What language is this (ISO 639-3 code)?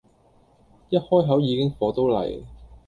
yue